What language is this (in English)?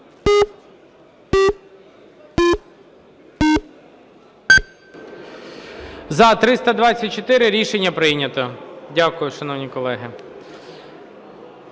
Ukrainian